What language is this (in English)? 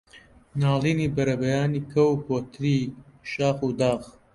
Central Kurdish